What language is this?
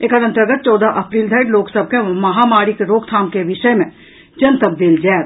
Maithili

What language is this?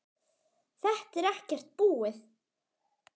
Icelandic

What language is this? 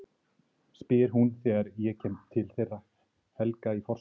Icelandic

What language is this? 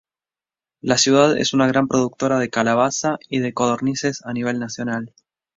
Spanish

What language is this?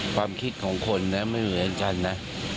Thai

